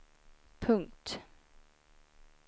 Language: Swedish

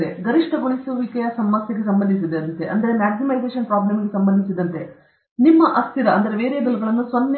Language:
Kannada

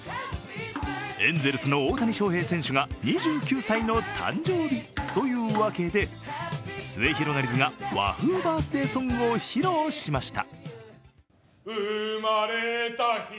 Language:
Japanese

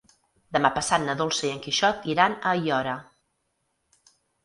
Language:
Catalan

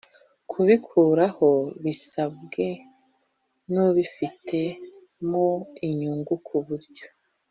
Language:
Kinyarwanda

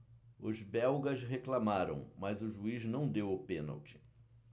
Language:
Portuguese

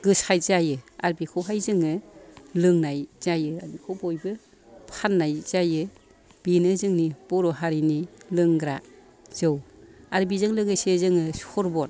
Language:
Bodo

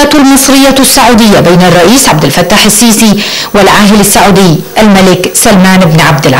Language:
Arabic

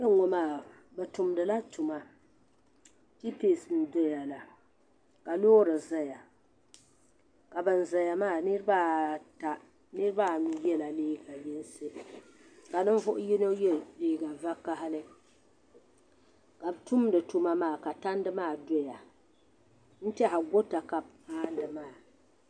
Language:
Dagbani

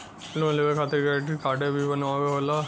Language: Bhojpuri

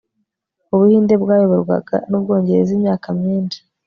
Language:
Kinyarwanda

